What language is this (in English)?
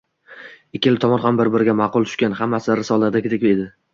Uzbek